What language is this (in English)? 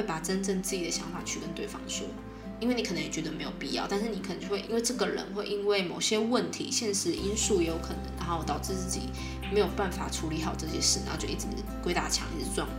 Chinese